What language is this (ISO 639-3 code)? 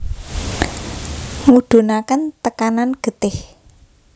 jav